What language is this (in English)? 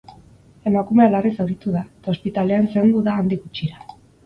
Basque